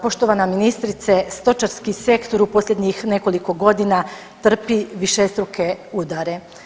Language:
Croatian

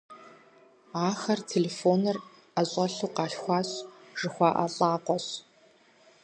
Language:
Kabardian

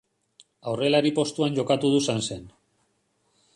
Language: Basque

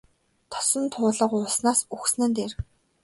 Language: Mongolian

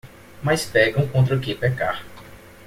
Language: Portuguese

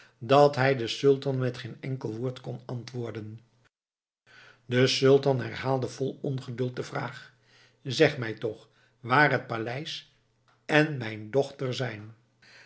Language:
Dutch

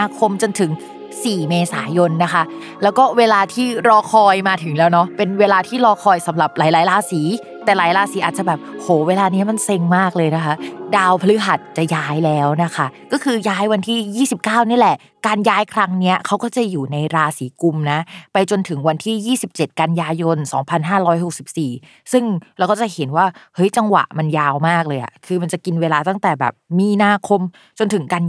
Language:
Thai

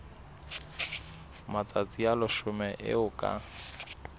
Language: Southern Sotho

